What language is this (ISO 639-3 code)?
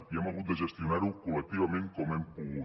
cat